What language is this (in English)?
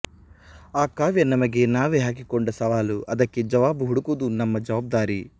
Kannada